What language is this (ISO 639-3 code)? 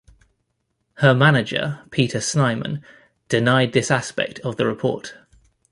eng